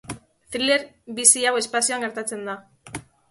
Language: Basque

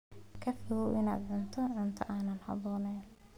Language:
Somali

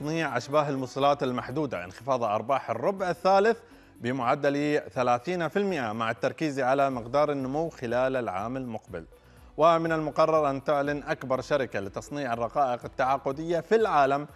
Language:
Arabic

